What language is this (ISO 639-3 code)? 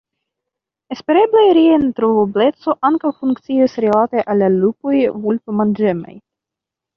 epo